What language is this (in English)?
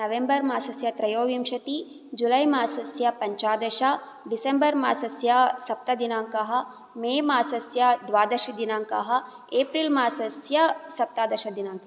Sanskrit